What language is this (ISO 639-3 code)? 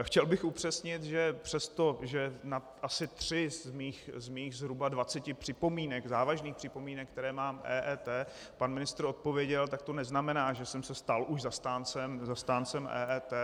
ces